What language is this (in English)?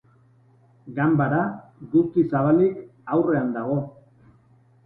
Basque